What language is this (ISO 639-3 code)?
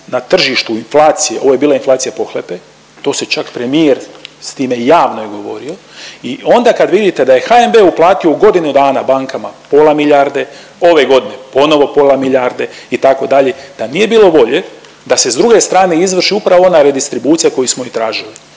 hrv